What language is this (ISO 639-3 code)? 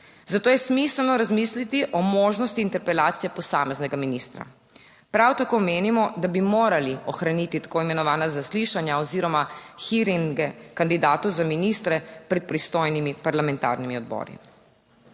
slv